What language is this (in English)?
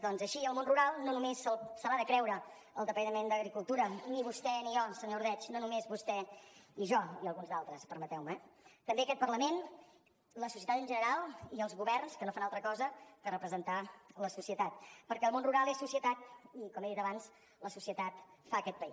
Catalan